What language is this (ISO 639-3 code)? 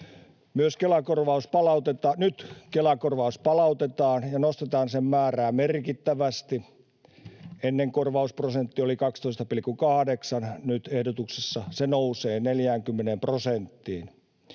fin